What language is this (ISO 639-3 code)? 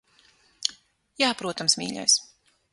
lav